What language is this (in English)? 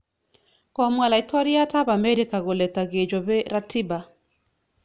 Kalenjin